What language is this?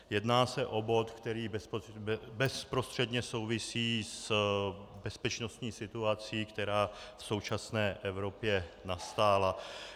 Czech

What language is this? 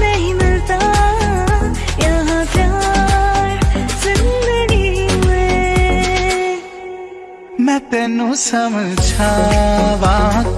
Hindi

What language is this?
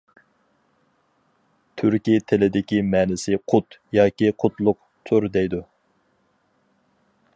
Uyghur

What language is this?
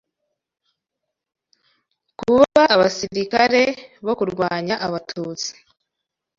Kinyarwanda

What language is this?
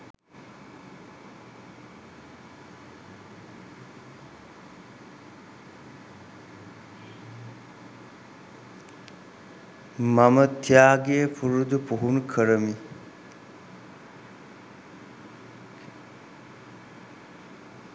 Sinhala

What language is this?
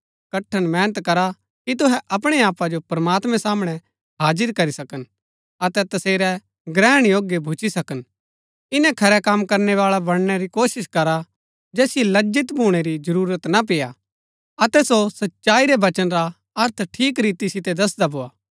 Gaddi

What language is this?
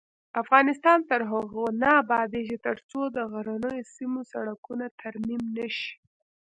Pashto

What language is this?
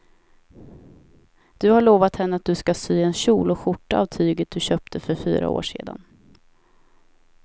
Swedish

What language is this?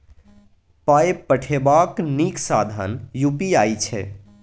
Maithili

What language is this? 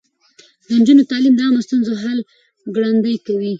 Pashto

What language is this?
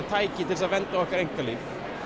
Icelandic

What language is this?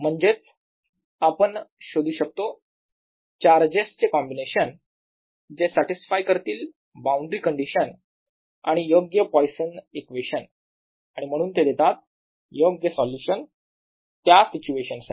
Marathi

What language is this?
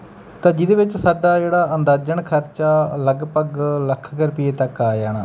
Punjabi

